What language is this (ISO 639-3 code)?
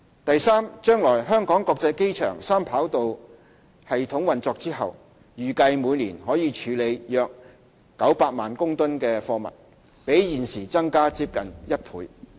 yue